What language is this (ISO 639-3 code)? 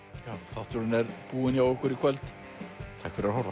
isl